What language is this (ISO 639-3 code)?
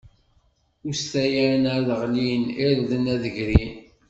kab